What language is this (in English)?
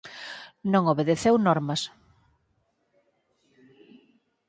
Galician